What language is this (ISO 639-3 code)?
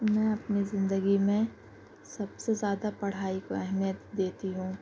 urd